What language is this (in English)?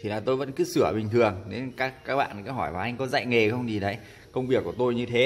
Vietnamese